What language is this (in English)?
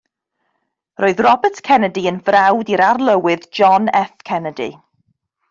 Welsh